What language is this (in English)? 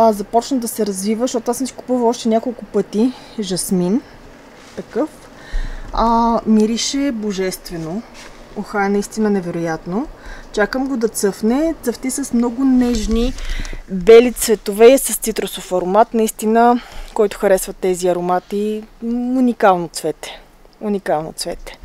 Bulgarian